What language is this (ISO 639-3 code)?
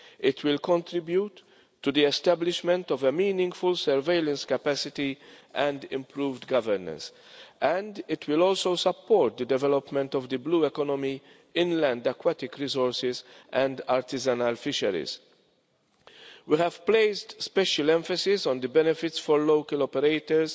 eng